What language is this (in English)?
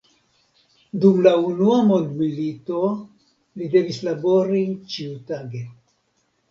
Esperanto